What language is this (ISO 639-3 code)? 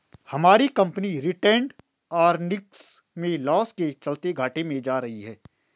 hin